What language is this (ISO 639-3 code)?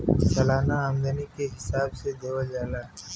bho